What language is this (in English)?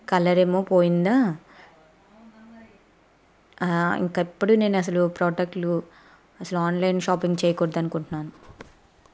Telugu